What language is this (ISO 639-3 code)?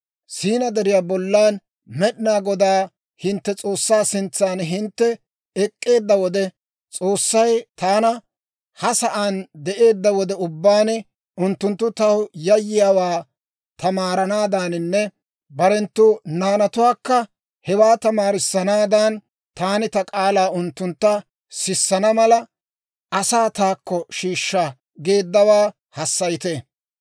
dwr